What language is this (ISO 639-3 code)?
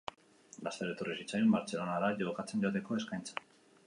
eus